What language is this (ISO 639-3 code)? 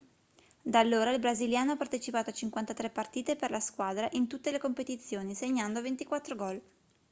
ita